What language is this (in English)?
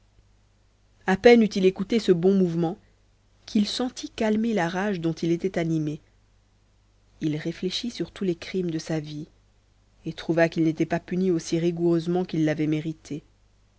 French